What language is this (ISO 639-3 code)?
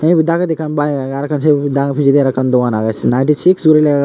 ccp